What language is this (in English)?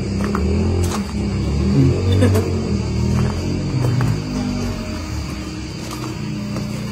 Indonesian